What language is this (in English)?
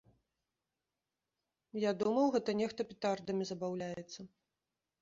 Belarusian